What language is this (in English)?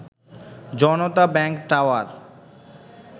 Bangla